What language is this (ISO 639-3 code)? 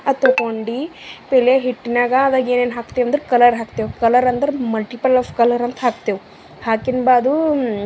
kan